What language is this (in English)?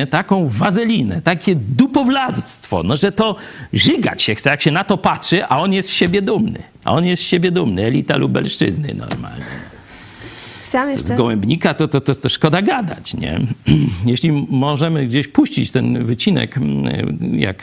Polish